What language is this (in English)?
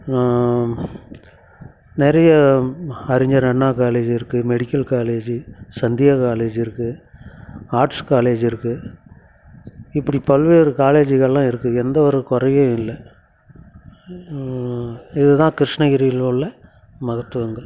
Tamil